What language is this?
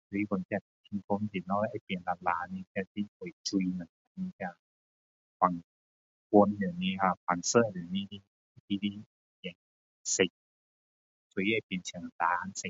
Min Dong Chinese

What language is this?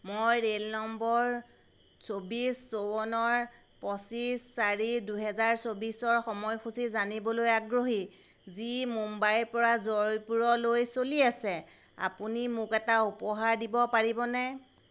Assamese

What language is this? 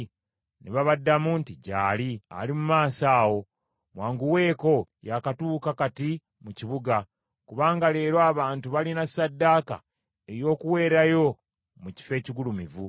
Ganda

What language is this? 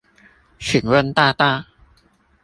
Chinese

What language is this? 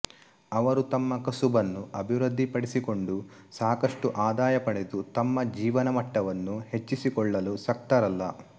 Kannada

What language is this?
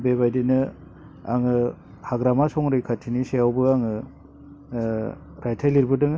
Bodo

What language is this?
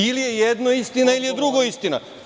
Serbian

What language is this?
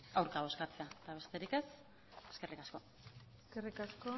Basque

